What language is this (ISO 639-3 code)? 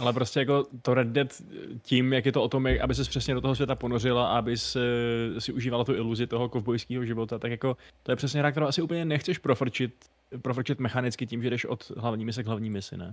ces